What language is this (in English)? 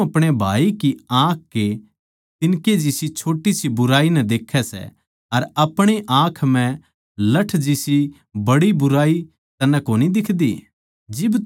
Haryanvi